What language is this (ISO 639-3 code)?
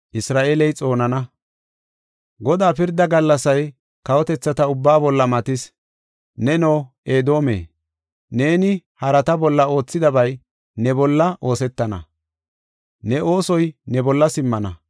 gof